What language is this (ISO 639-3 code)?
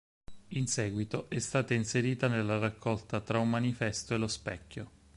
ita